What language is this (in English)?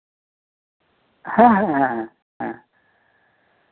Santali